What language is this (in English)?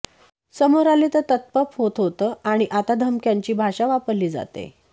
Marathi